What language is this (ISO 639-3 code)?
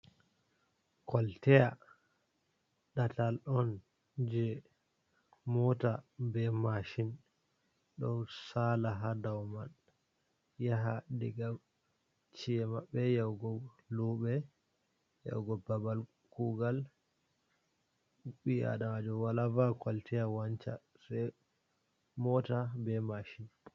ful